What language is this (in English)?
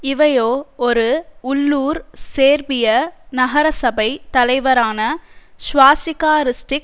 Tamil